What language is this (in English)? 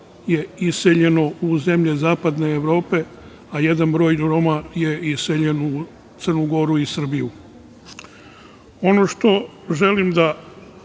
Serbian